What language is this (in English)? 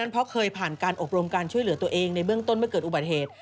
Thai